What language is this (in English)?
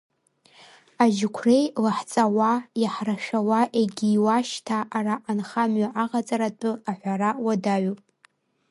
Abkhazian